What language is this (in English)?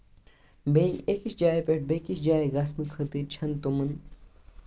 Kashmiri